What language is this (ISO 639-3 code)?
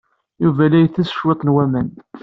kab